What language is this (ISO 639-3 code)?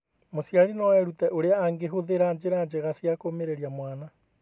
kik